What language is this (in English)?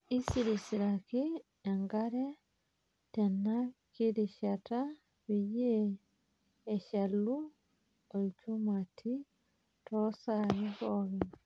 Masai